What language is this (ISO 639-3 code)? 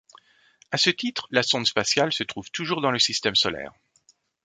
fra